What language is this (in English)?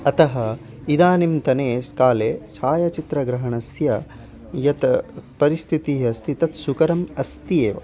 Sanskrit